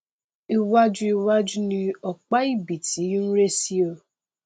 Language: Yoruba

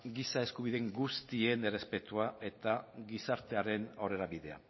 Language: Basque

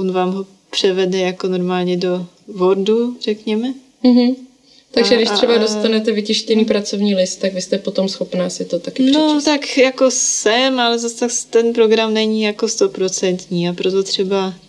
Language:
Czech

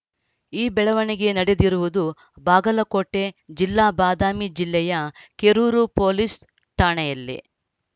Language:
Kannada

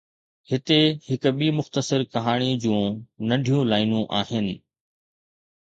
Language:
Sindhi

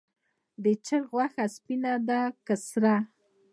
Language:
Pashto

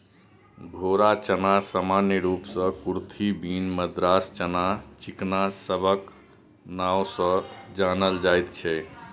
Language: Maithili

